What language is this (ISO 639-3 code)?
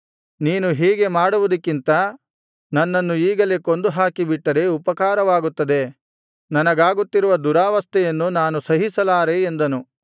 kan